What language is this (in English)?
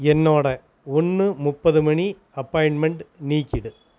Tamil